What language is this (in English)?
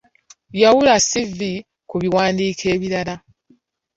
Ganda